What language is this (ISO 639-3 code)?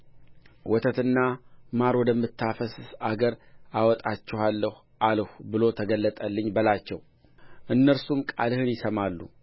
amh